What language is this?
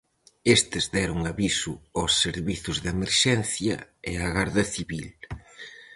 Galician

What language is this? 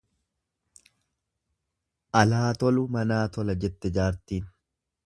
Oromo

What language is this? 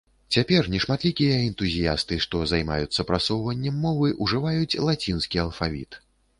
Belarusian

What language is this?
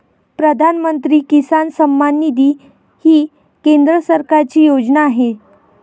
Marathi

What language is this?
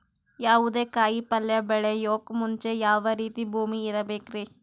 Kannada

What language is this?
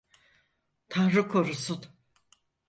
Turkish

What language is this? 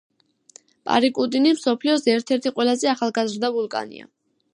Georgian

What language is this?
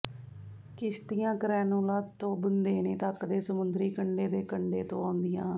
Punjabi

